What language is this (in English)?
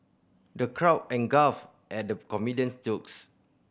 English